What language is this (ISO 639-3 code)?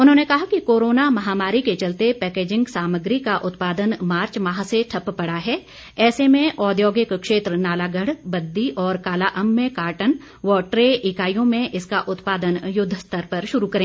hin